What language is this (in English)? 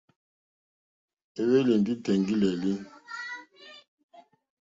Mokpwe